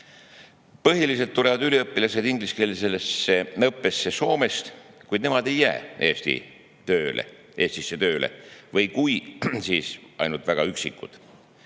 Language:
Estonian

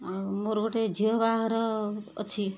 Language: Odia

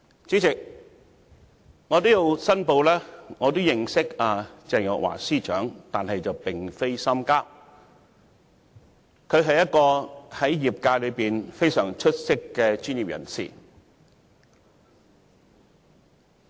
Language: Cantonese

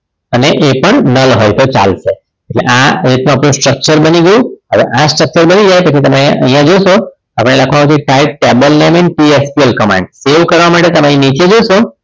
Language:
Gujarati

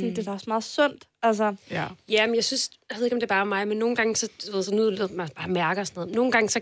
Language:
Danish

